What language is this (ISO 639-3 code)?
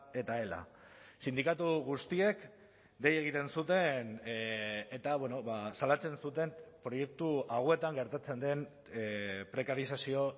eus